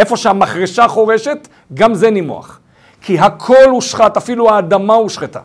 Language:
Hebrew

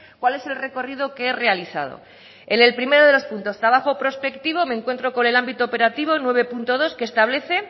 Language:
Spanish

